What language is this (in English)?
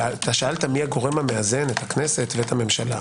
Hebrew